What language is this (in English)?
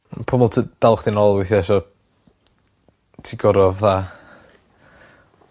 Welsh